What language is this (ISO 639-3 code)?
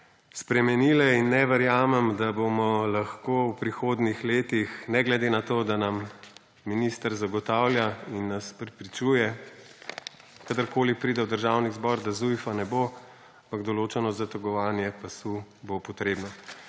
slv